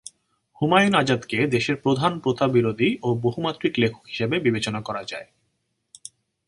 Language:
Bangla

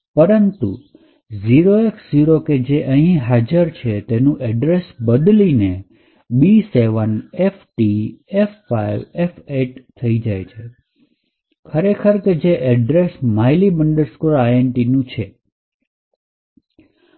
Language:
Gujarati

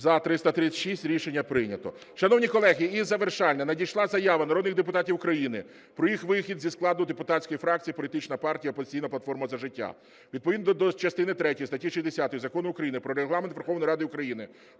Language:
Ukrainian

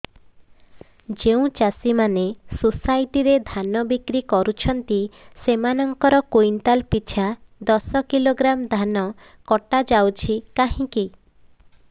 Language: Odia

